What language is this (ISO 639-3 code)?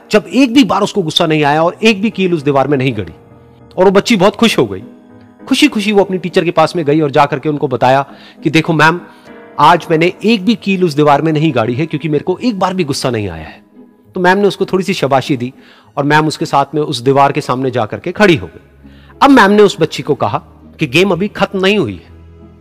hin